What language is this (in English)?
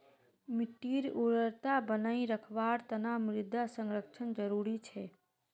Magahi